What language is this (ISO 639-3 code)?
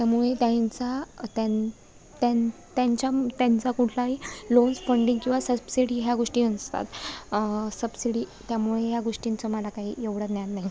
mar